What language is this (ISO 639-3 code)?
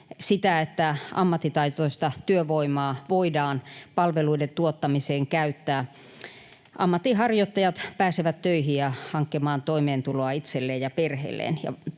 fin